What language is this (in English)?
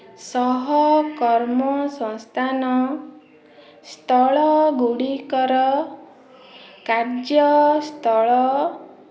Odia